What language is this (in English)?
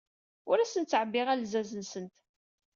Kabyle